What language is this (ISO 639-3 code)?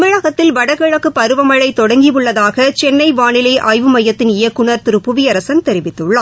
tam